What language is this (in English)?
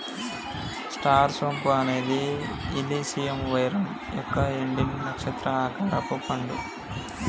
Telugu